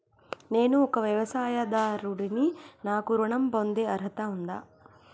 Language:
Telugu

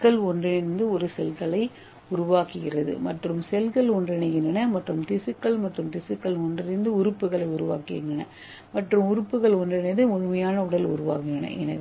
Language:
Tamil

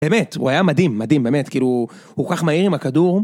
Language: Hebrew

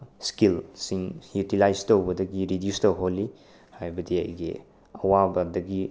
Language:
Manipuri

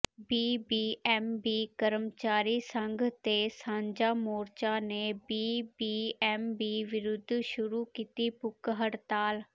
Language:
Punjabi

